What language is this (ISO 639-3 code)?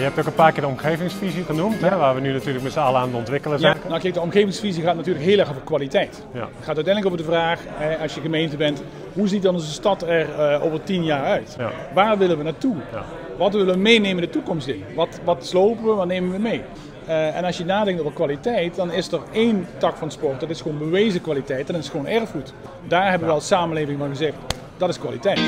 nld